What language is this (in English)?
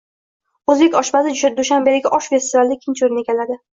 Uzbek